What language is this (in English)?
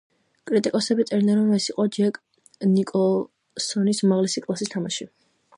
Georgian